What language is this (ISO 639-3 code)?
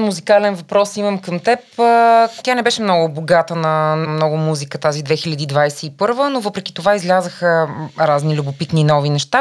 bul